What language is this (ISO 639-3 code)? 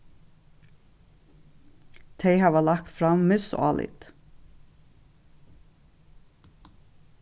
fao